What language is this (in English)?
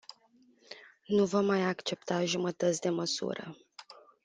Romanian